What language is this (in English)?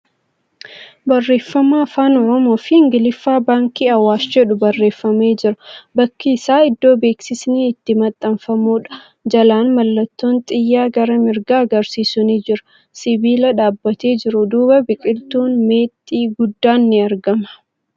Oromo